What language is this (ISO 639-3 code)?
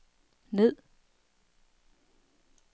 dan